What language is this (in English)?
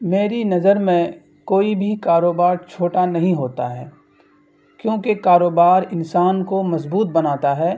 Urdu